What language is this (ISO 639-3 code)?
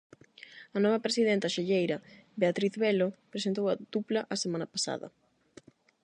glg